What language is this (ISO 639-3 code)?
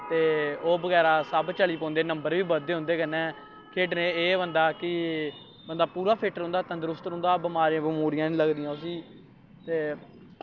doi